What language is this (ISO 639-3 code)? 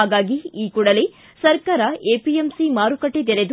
kan